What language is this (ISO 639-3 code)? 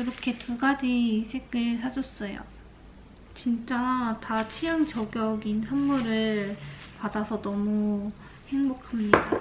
kor